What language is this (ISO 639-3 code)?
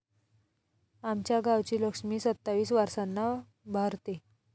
mar